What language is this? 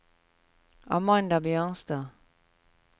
Norwegian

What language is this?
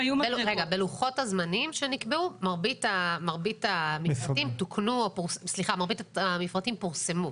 Hebrew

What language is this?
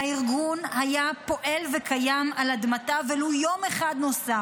Hebrew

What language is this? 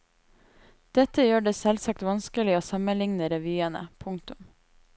Norwegian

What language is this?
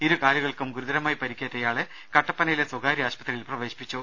Malayalam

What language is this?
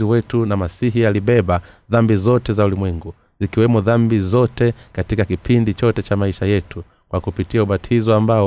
Swahili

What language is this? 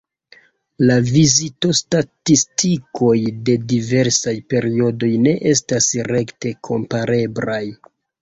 Esperanto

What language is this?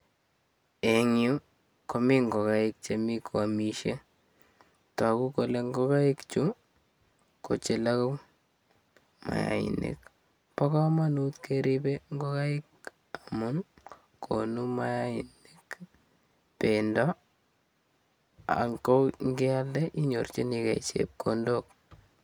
Kalenjin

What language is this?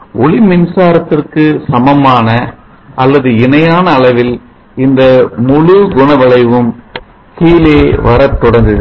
Tamil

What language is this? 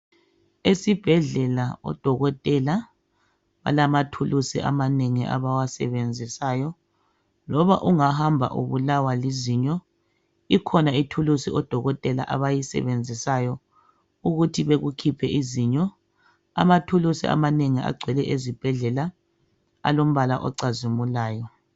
North Ndebele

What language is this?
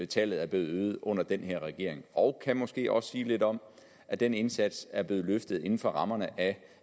Danish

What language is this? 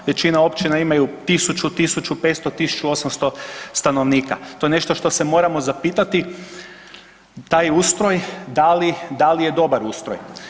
Croatian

